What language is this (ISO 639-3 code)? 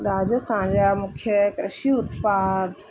snd